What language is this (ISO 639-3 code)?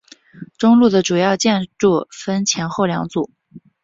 zho